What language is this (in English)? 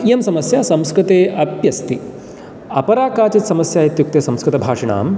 Sanskrit